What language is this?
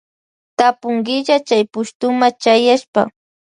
Loja Highland Quichua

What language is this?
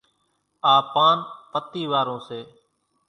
Kachi Koli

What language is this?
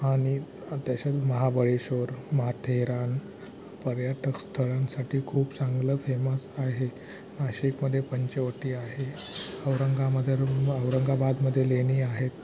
Marathi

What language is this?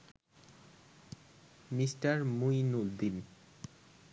Bangla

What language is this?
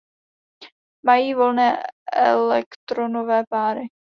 Czech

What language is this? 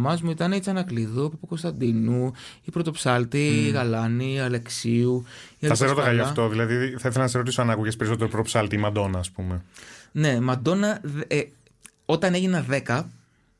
Greek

